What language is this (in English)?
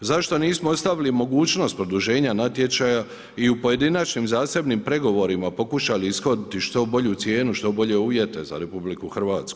Croatian